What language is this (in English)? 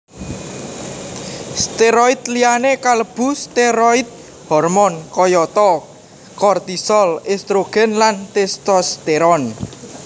Javanese